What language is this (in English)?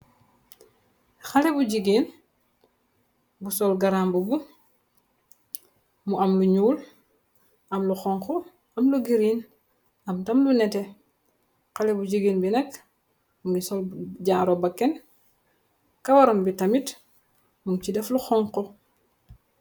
Wolof